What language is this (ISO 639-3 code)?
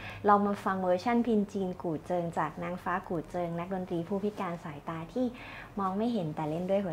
tha